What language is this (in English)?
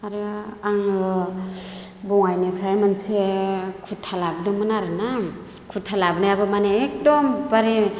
Bodo